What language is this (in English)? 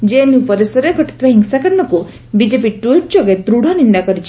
Odia